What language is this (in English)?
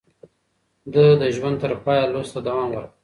Pashto